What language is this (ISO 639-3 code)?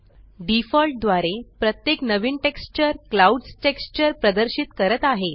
mar